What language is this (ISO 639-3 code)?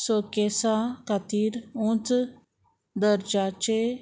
kok